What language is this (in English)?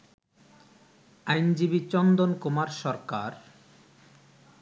Bangla